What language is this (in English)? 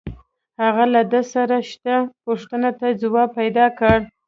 Pashto